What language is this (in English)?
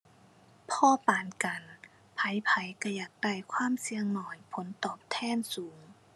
Thai